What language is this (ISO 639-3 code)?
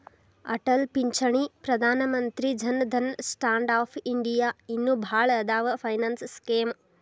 kan